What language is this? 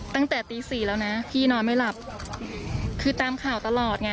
Thai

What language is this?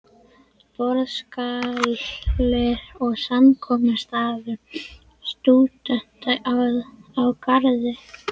Icelandic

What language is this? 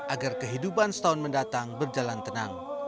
Indonesian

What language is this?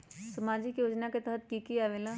Magahi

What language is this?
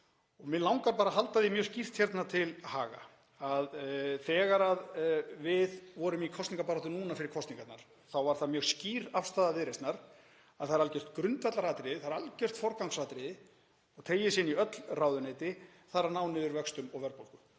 Icelandic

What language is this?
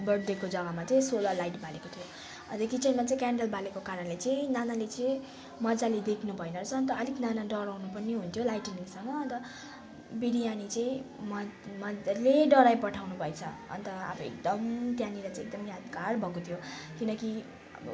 Nepali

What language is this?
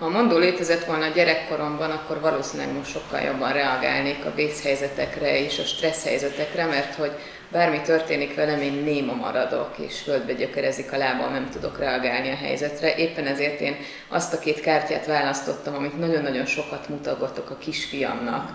Hungarian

